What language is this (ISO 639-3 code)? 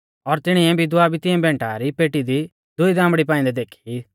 bfz